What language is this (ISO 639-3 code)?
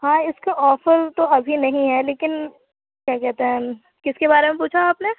urd